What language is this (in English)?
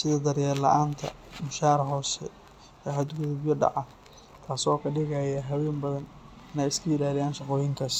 Somali